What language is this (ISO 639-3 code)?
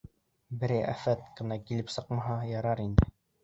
bak